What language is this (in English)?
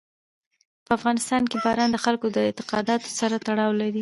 Pashto